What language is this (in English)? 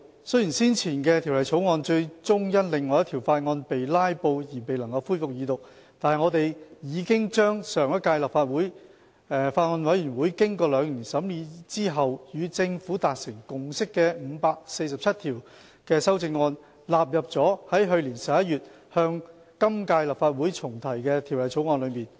Cantonese